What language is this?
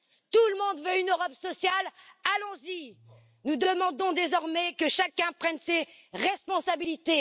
French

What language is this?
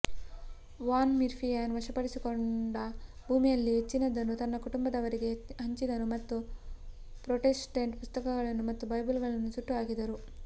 Kannada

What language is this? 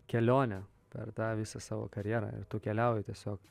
Lithuanian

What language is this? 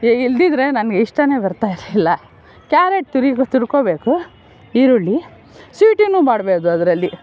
Kannada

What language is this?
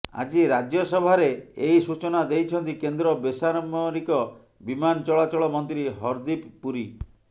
Odia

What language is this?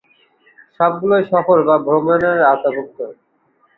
Bangla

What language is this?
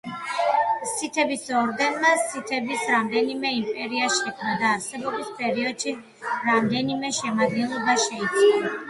Georgian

